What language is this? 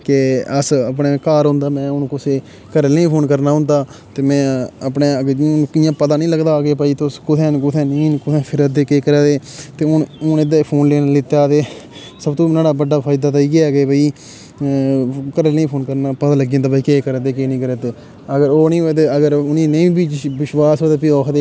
Dogri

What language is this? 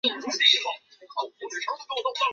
Chinese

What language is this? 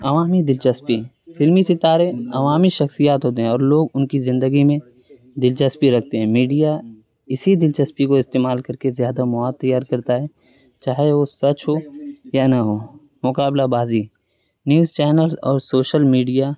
Urdu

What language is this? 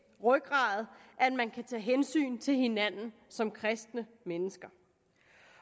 Danish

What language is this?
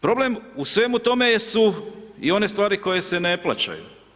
Croatian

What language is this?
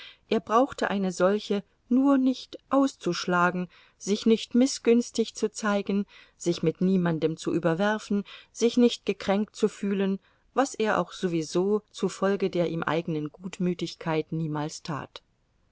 German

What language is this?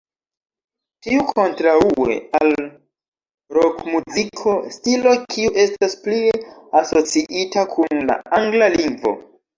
Esperanto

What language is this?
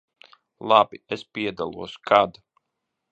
Latvian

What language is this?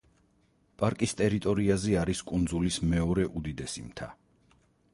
Georgian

